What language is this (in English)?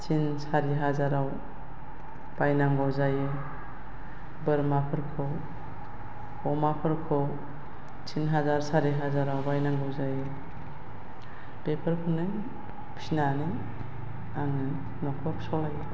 Bodo